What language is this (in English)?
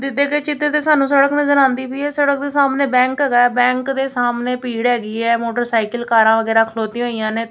Punjabi